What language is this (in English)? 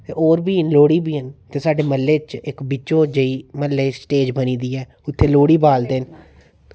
Dogri